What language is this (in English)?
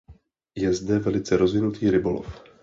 Czech